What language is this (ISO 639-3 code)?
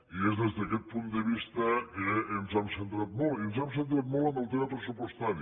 cat